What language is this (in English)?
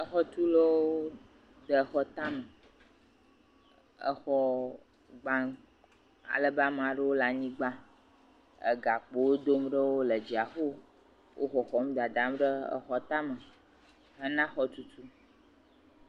Ewe